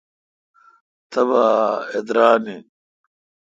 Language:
Kalkoti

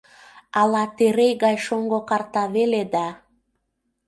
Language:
Mari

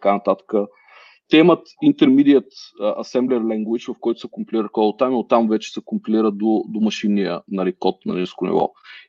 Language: Bulgarian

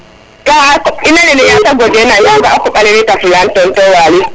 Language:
Serer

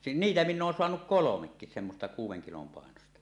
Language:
Finnish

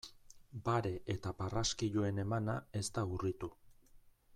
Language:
Basque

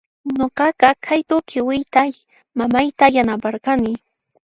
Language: Puno Quechua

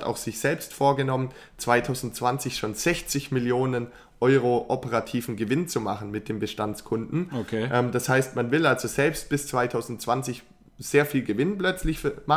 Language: German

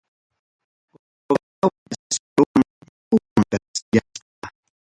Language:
Ayacucho Quechua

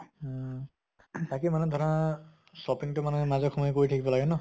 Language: Assamese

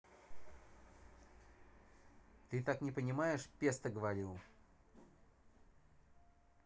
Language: Russian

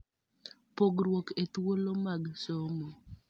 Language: Luo (Kenya and Tanzania)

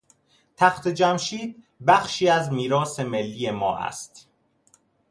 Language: Persian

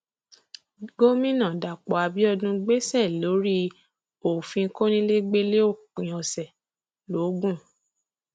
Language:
Yoruba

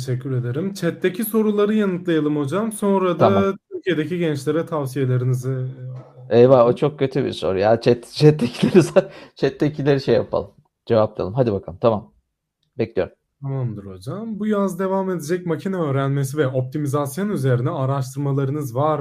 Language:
Turkish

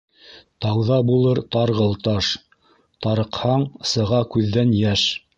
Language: Bashkir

